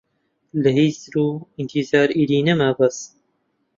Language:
Central Kurdish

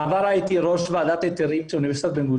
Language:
Hebrew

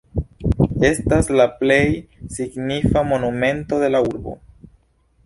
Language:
Esperanto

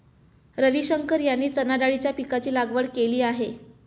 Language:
Marathi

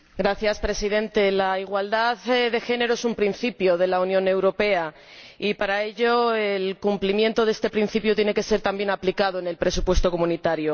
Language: Spanish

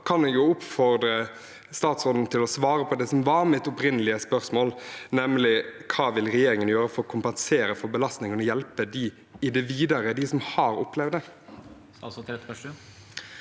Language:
Norwegian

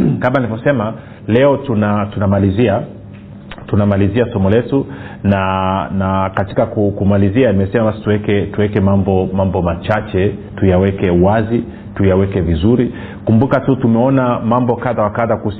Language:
Swahili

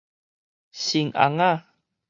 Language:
Min Nan Chinese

